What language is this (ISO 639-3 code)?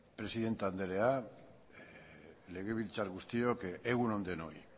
eus